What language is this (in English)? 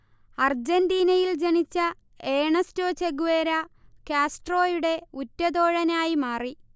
Malayalam